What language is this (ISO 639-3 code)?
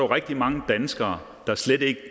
dan